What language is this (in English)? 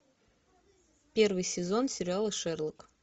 Russian